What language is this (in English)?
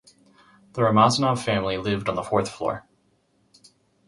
English